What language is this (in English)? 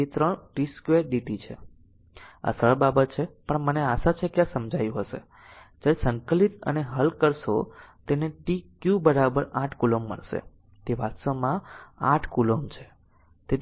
Gujarati